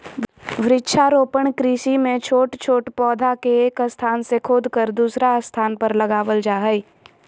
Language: Magahi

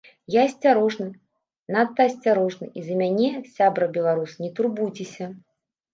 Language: Belarusian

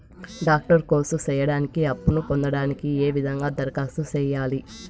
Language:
Telugu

